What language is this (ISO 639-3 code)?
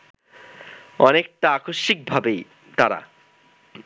ben